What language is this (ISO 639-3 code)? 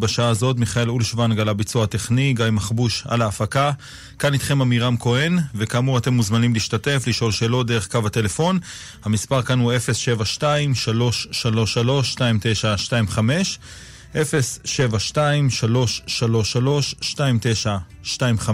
heb